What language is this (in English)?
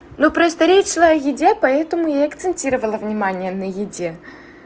Russian